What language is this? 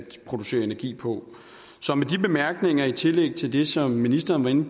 Danish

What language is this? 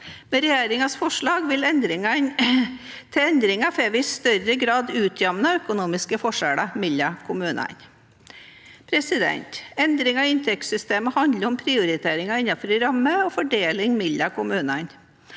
Norwegian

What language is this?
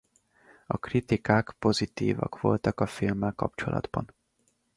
Hungarian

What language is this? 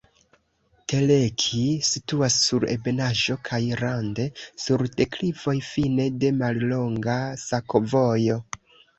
Esperanto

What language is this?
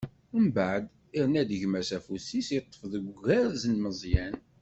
Kabyle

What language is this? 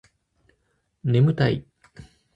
Japanese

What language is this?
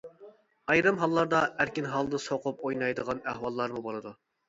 Uyghur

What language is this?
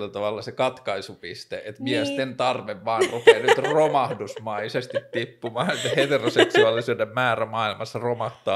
Finnish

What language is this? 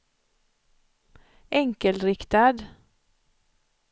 Swedish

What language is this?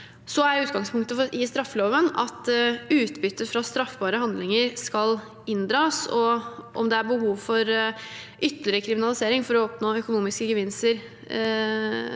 Norwegian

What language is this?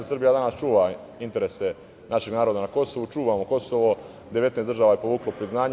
Serbian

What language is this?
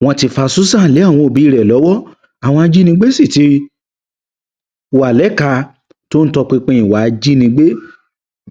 Yoruba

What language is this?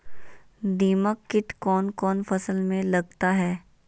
Magahi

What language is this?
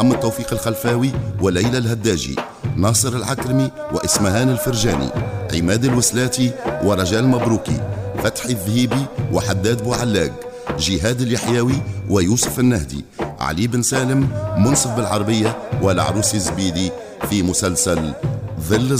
Arabic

